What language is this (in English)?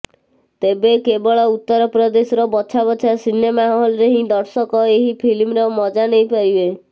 Odia